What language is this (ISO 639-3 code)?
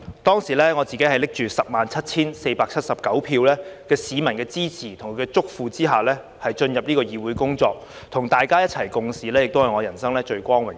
yue